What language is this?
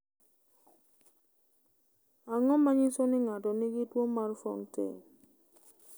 Luo (Kenya and Tanzania)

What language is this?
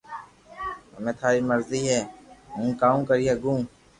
Loarki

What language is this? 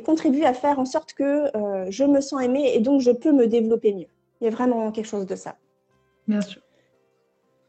French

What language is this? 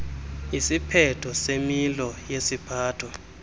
Xhosa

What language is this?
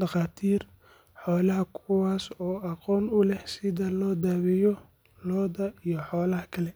Somali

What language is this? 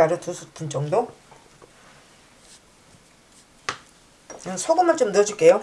Korean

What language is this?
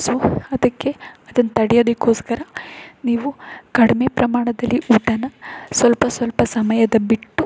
Kannada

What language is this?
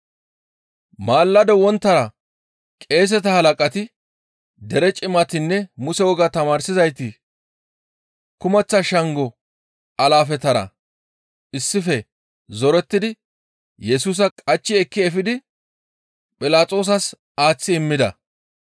Gamo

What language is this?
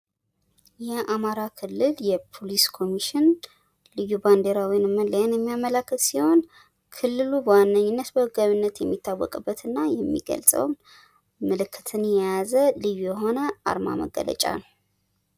Amharic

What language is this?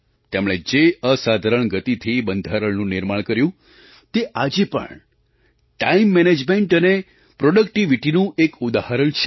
Gujarati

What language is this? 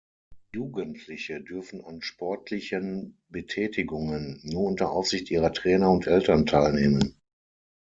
German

